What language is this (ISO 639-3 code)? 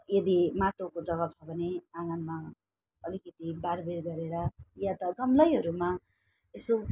nep